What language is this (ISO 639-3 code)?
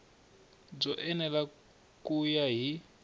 tso